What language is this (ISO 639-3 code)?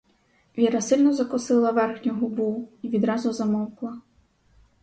ukr